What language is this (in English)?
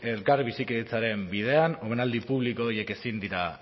Basque